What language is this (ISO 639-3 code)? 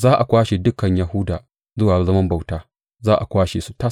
hau